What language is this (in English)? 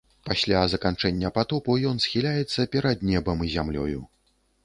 Belarusian